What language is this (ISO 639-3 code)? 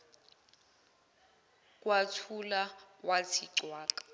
zul